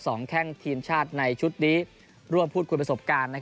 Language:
Thai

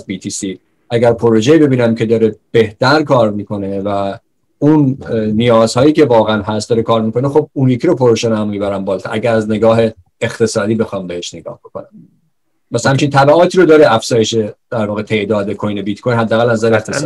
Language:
Persian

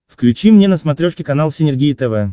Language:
Russian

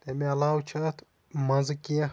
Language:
Kashmiri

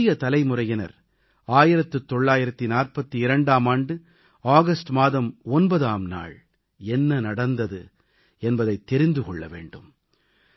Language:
Tamil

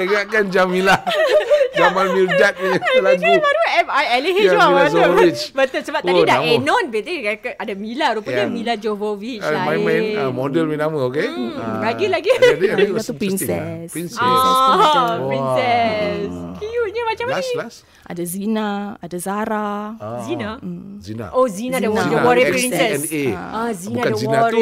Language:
Malay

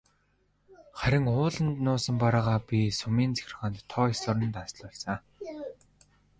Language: Mongolian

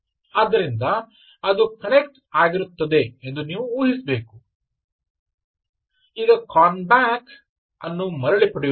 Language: Kannada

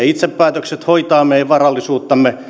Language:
Finnish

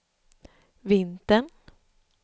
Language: Swedish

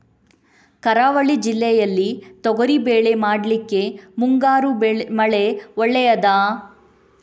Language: Kannada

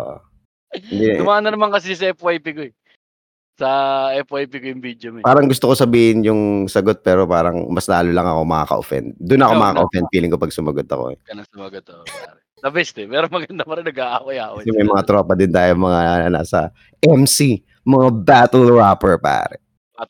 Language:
Filipino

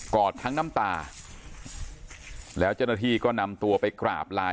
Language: Thai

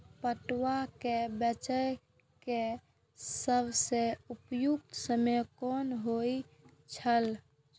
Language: Maithili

